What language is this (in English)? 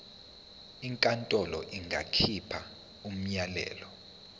Zulu